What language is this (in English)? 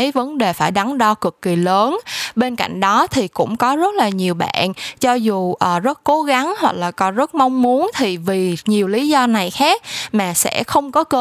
Vietnamese